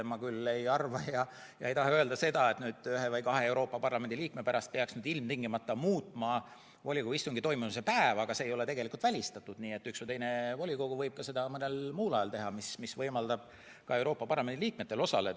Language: Estonian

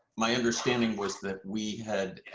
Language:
English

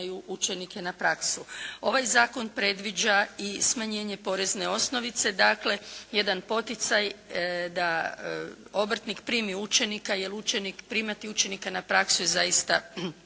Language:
Croatian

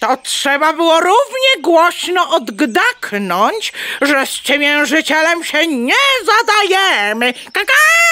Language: Polish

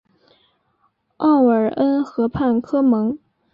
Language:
Chinese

